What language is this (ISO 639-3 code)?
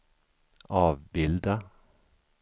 swe